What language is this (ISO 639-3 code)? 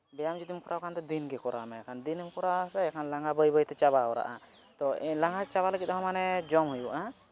sat